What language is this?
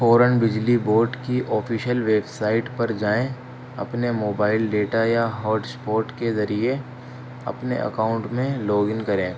Urdu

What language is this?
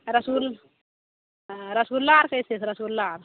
Maithili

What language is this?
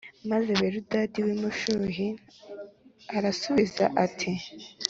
Kinyarwanda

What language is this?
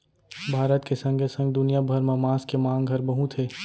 Chhattisgarhi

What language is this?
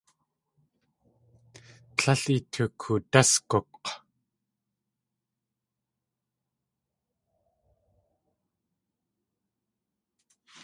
Tlingit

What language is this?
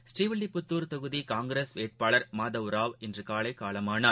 Tamil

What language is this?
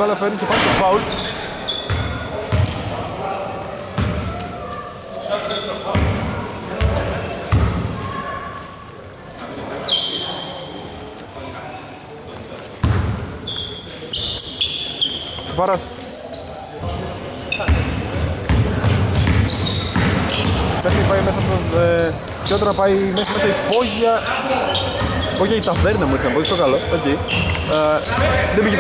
Greek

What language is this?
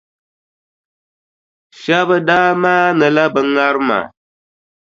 Dagbani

